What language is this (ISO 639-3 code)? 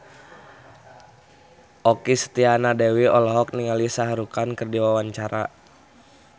sun